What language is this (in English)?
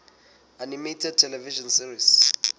Southern Sotho